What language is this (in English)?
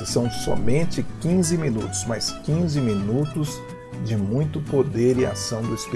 Portuguese